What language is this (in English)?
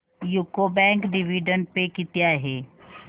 Marathi